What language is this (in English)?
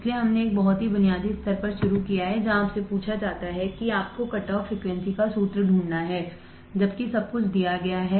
Hindi